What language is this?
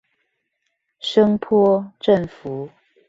Chinese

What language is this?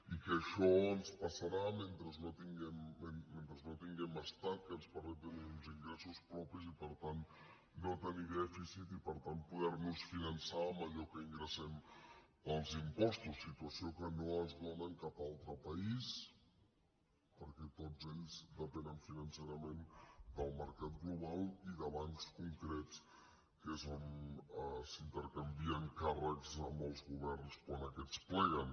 Catalan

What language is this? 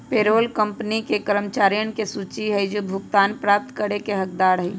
Magahi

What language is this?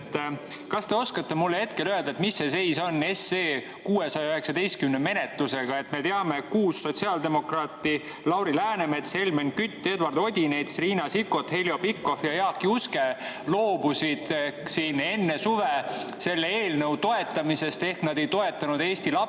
Estonian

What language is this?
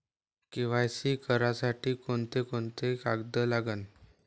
Marathi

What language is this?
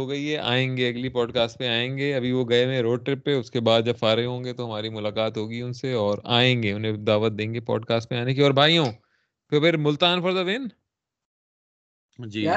Urdu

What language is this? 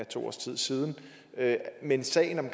Danish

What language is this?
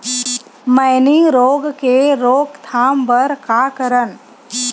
Chhattisgarhi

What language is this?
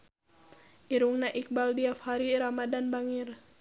Sundanese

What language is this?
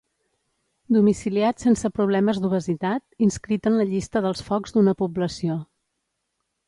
Catalan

